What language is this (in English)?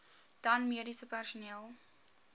Afrikaans